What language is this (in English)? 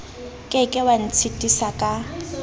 Southern Sotho